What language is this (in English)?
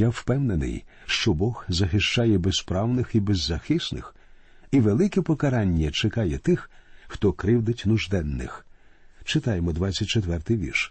Ukrainian